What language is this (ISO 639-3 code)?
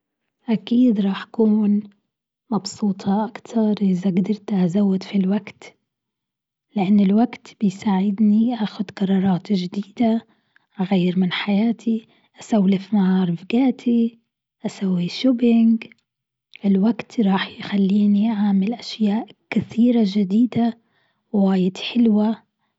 afb